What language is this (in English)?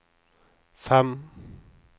Norwegian